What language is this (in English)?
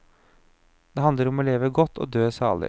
Norwegian